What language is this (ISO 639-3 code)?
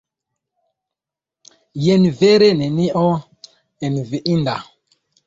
epo